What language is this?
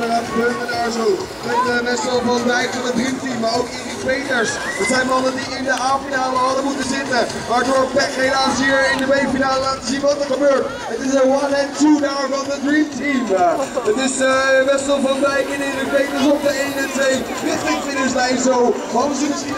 Dutch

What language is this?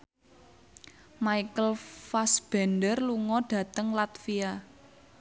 Javanese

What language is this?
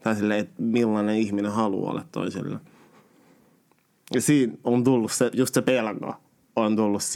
Finnish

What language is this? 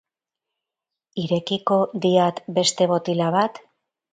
Basque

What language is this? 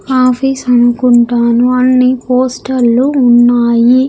Telugu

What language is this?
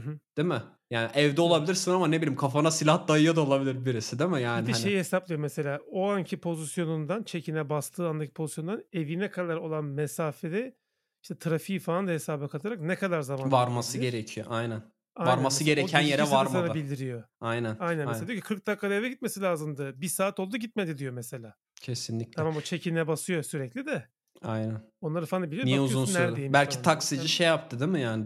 Turkish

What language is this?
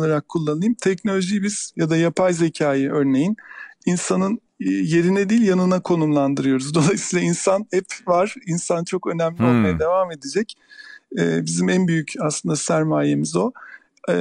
Turkish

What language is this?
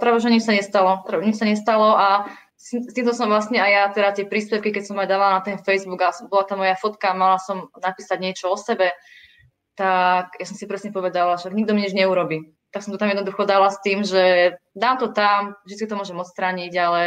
Czech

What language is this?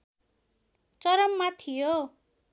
Nepali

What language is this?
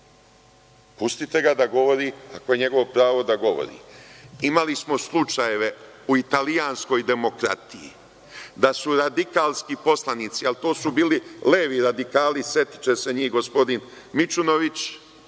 Serbian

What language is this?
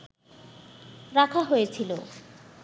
Bangla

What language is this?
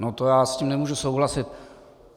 Czech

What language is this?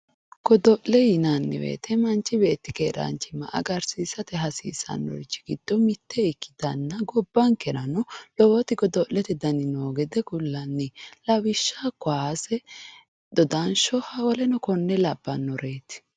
Sidamo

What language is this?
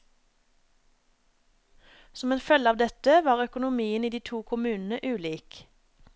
Norwegian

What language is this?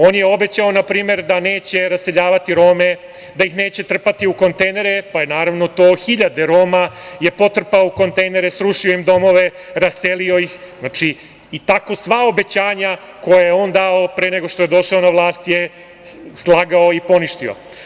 Serbian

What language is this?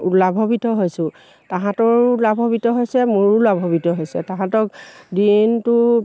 Assamese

